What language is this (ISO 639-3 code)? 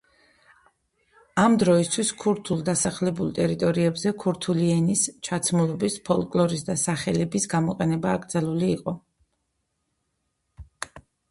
kat